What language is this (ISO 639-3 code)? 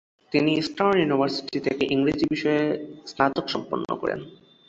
ben